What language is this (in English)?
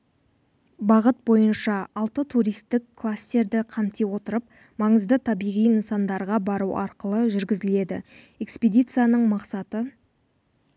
Kazakh